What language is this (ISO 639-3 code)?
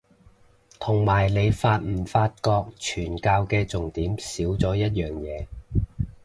yue